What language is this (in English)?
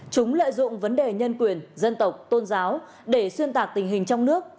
Vietnamese